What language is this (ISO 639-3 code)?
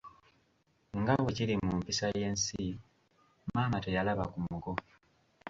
lug